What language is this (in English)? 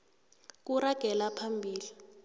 South Ndebele